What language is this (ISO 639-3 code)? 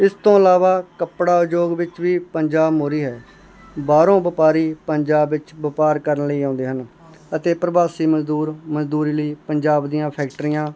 pan